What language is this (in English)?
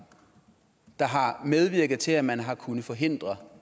Danish